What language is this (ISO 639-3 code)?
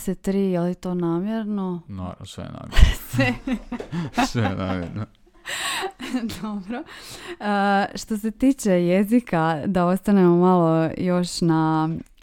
hrv